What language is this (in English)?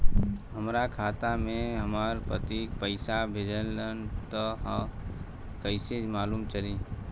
Bhojpuri